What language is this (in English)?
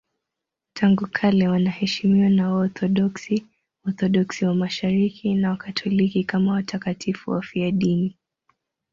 Swahili